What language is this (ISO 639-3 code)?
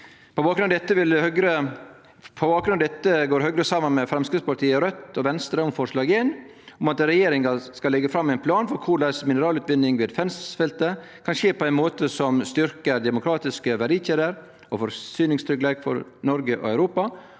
nor